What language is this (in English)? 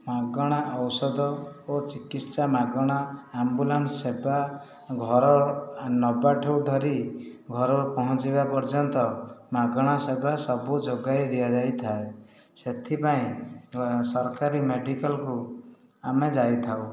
Odia